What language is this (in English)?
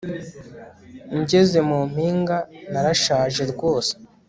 Kinyarwanda